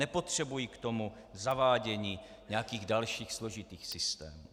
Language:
Czech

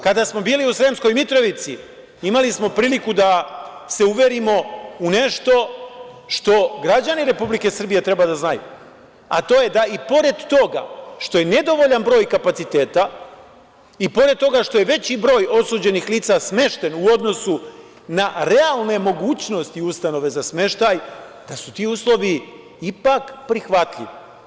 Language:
Serbian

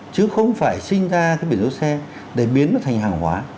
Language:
Vietnamese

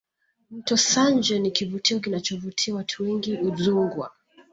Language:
Swahili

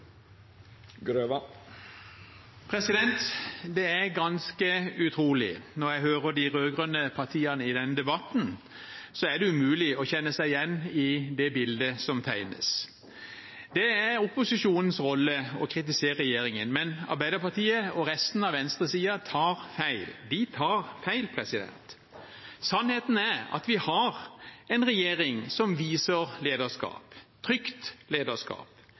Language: Norwegian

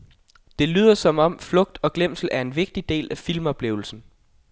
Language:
Danish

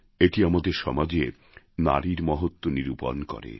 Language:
Bangla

